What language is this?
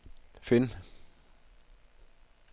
Danish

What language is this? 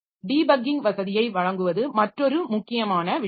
Tamil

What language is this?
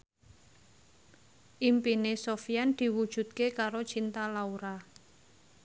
Javanese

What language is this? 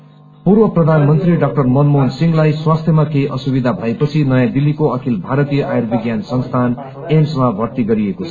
Nepali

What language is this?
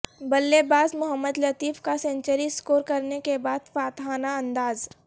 Urdu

